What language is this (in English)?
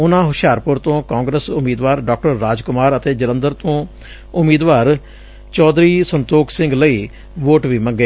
Punjabi